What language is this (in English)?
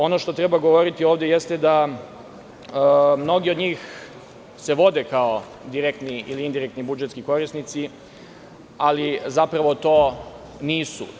Serbian